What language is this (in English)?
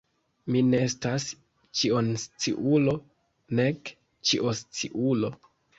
Esperanto